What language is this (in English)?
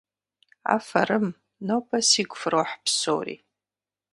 Kabardian